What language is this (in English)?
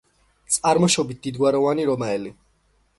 Georgian